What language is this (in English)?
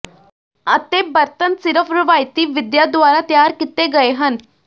Punjabi